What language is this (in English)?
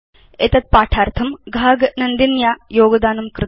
Sanskrit